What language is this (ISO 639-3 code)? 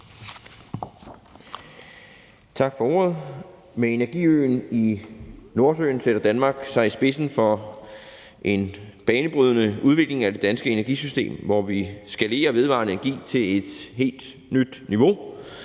dan